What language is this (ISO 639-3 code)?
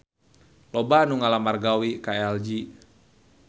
sun